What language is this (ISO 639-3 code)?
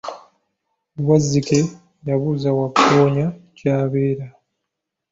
lug